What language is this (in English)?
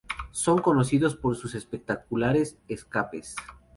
Spanish